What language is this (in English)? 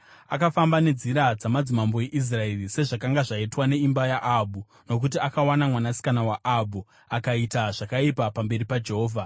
Shona